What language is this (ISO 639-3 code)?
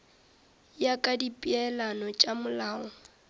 nso